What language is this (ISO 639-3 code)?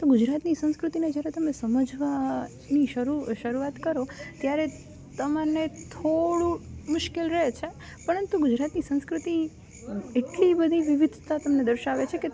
guj